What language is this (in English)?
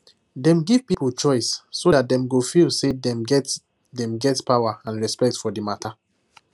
Nigerian Pidgin